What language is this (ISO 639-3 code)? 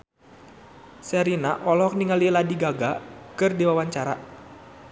sun